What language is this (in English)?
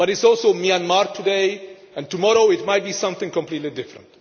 English